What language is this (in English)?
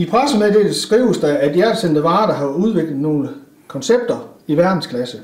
Danish